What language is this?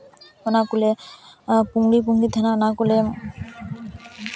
Santali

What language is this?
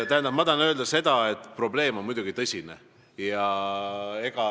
Estonian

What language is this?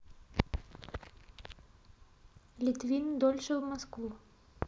Russian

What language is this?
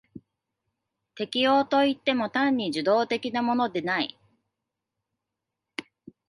Japanese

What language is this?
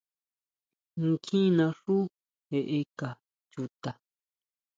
Huautla Mazatec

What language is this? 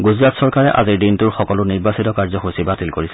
Assamese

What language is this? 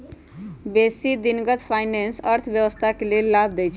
Magahi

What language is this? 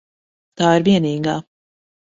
Latvian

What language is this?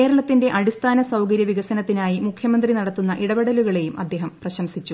Malayalam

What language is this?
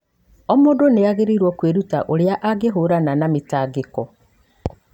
Kikuyu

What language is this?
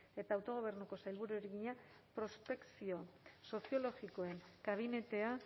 Basque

